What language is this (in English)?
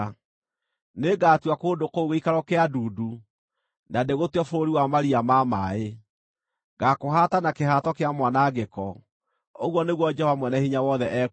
Kikuyu